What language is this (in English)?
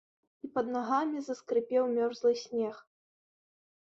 Belarusian